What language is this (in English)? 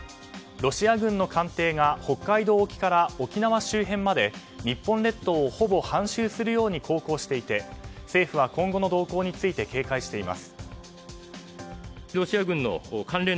Japanese